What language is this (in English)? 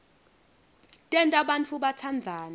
Swati